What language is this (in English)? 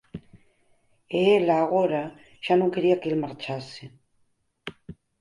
Galician